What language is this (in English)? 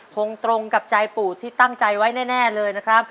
Thai